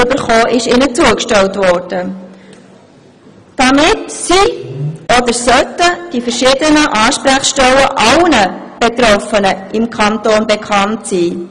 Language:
Swiss German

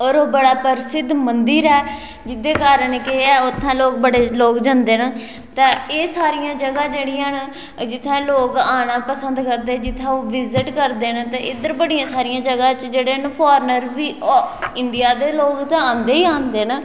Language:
Dogri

